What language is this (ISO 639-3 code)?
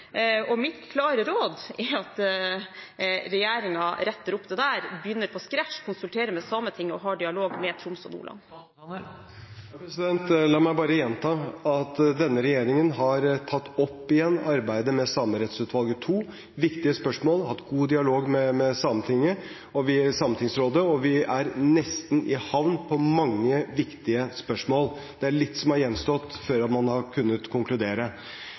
nob